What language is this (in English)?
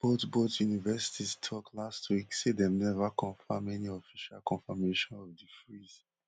Nigerian Pidgin